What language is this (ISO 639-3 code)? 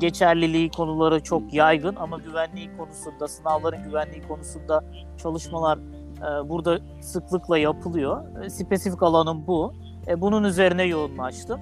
tur